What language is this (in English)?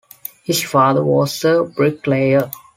English